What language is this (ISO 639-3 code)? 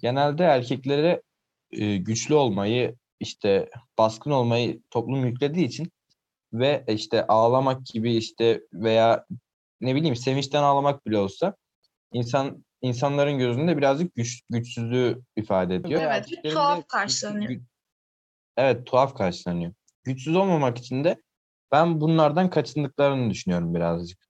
tur